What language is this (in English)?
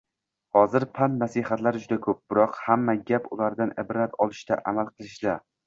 Uzbek